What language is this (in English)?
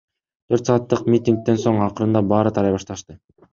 Kyrgyz